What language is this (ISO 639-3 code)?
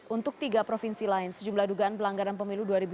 ind